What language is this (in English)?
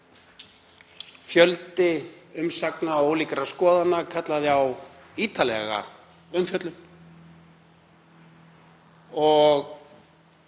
Icelandic